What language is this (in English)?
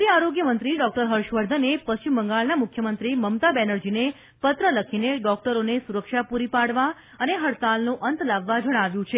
Gujarati